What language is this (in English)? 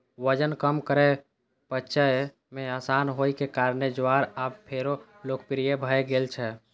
Maithili